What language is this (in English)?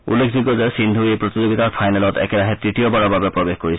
Assamese